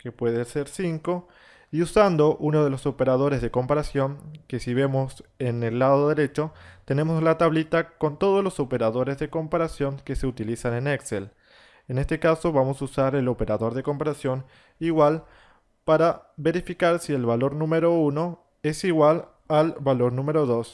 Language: Spanish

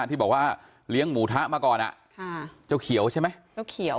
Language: Thai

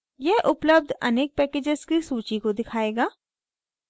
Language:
Hindi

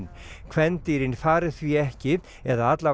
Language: Icelandic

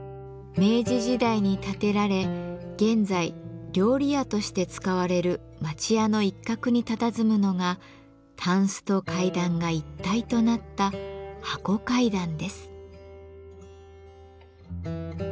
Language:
Japanese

